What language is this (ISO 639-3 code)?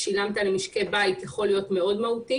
heb